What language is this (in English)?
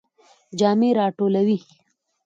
Pashto